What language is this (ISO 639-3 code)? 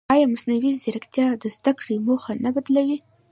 pus